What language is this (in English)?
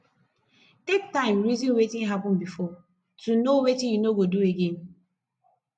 Nigerian Pidgin